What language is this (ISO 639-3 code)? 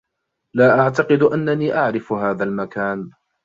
ara